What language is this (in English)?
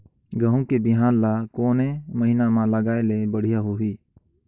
Chhattisgarhi